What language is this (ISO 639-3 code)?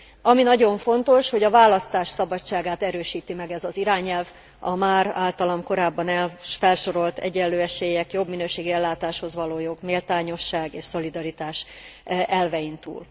hun